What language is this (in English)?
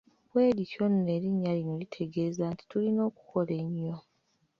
Ganda